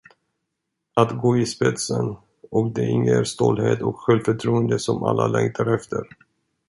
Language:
Swedish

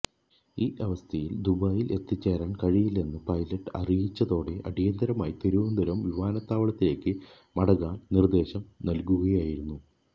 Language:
Malayalam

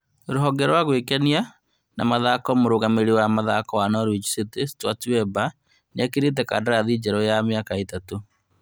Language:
Kikuyu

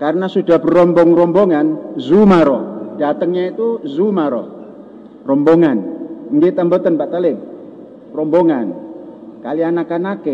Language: Indonesian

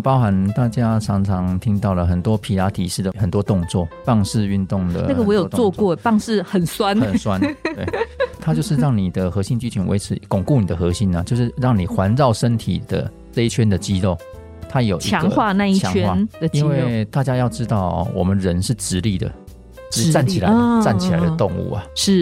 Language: Chinese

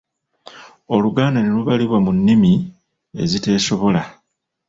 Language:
Ganda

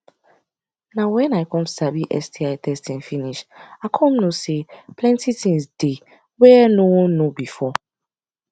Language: Nigerian Pidgin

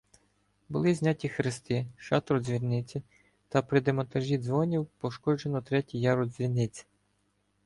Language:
Ukrainian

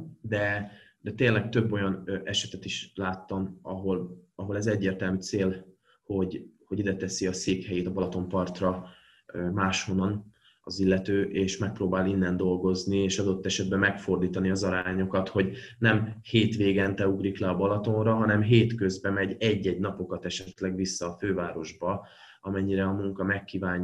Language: Hungarian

